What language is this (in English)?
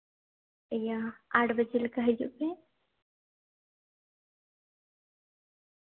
Santali